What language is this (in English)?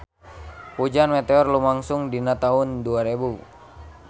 Sundanese